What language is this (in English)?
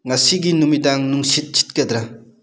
Manipuri